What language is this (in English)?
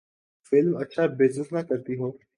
Urdu